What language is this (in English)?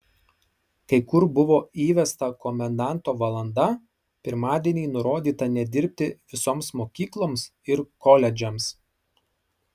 Lithuanian